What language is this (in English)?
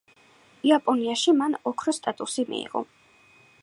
Georgian